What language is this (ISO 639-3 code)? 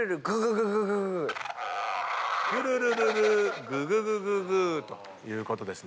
jpn